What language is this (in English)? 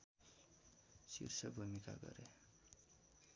Nepali